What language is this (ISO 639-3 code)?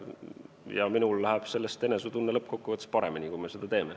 est